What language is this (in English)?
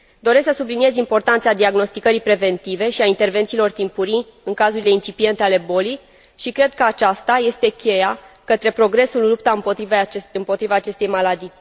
Romanian